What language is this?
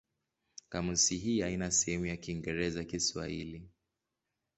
Swahili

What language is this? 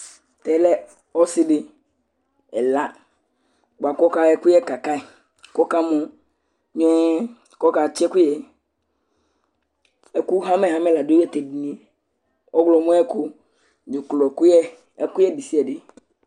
Ikposo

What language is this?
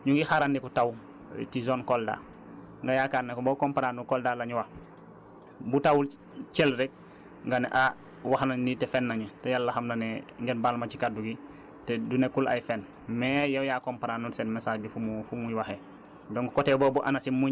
Wolof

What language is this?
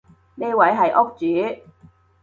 Cantonese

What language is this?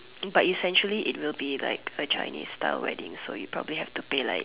English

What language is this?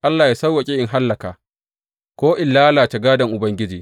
Hausa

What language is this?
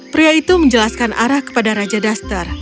Indonesian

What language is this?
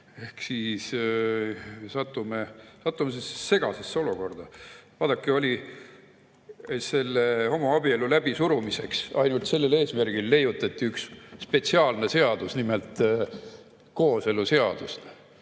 Estonian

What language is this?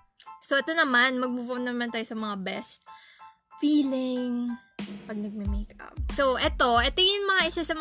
Filipino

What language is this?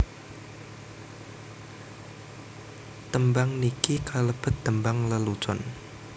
Javanese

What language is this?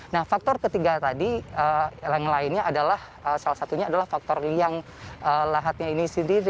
Indonesian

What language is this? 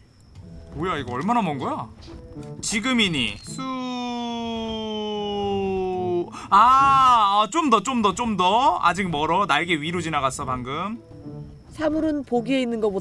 Korean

